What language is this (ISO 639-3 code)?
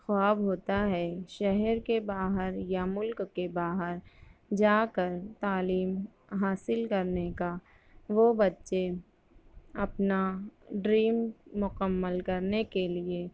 urd